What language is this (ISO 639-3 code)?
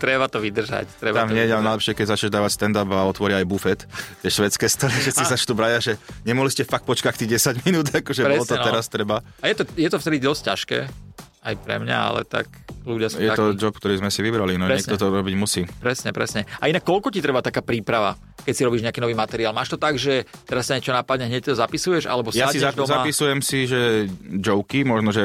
slk